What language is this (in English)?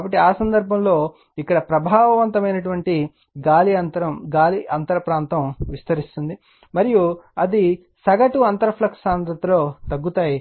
Telugu